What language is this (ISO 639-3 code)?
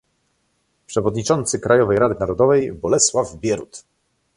pol